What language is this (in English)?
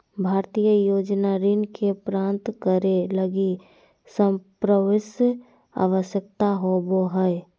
Magahi